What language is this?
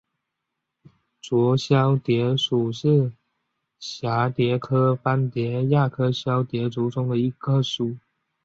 Chinese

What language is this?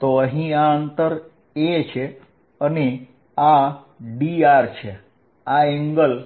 Gujarati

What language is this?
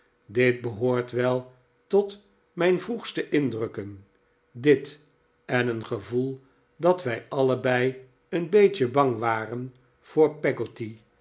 Dutch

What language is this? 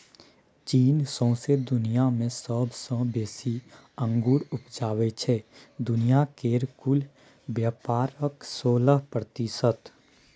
Maithili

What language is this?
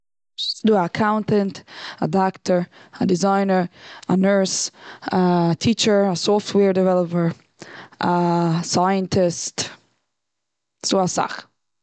Yiddish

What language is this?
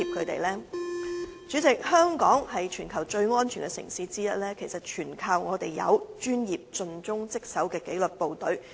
Cantonese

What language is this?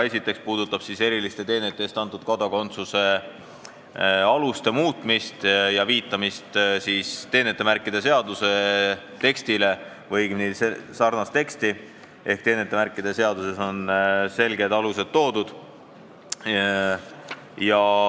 Estonian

